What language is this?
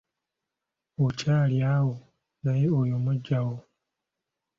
Ganda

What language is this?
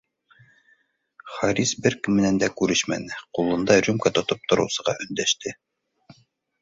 Bashkir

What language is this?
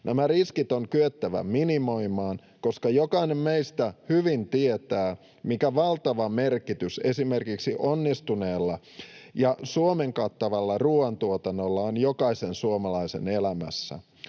Finnish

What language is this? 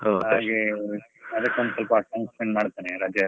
Kannada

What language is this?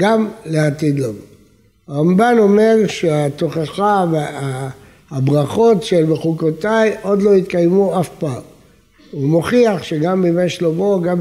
Hebrew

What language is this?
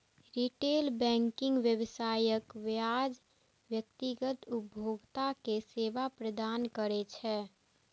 Maithili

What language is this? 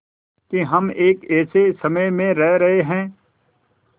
Hindi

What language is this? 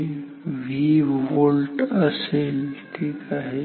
Marathi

